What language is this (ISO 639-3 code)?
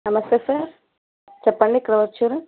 tel